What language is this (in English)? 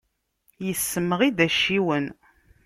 Kabyle